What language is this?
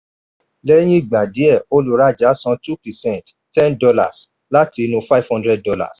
Yoruba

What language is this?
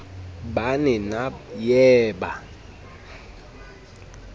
Southern Sotho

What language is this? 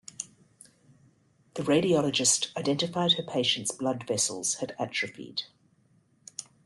English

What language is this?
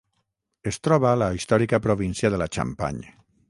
Catalan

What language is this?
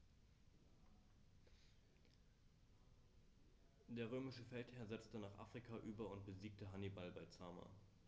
German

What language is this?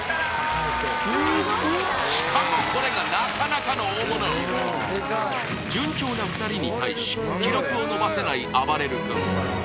Japanese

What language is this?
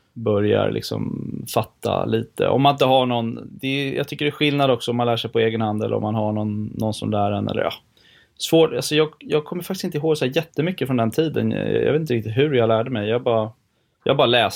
Swedish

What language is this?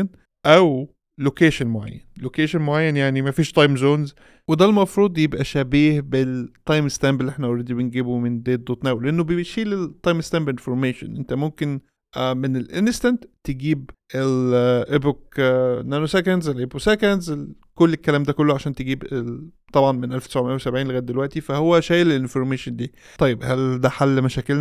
Arabic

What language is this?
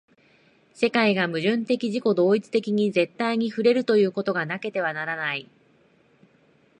Japanese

